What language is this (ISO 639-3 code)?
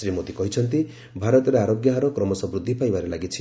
ori